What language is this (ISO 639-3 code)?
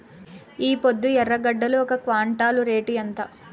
tel